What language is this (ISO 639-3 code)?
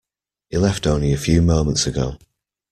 eng